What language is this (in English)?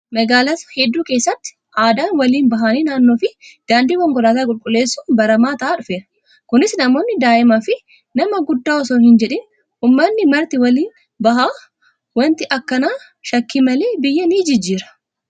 Oromo